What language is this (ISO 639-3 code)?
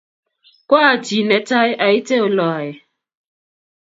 kln